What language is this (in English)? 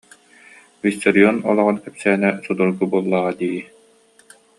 Yakut